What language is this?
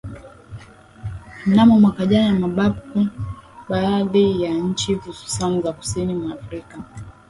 Swahili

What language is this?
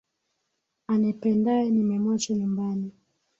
Swahili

